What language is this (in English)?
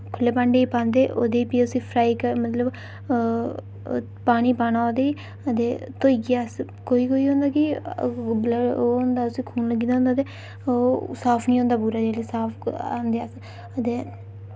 Dogri